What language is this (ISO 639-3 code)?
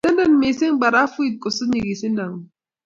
kln